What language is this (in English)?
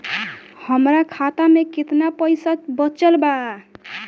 Bhojpuri